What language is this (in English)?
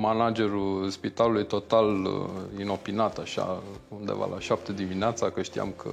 Romanian